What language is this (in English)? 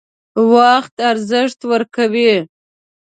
Pashto